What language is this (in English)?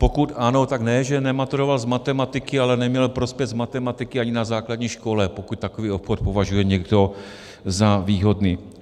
Czech